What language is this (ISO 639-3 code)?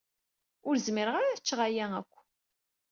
kab